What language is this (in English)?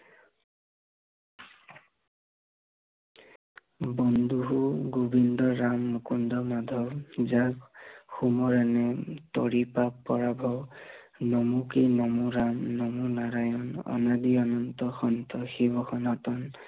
Assamese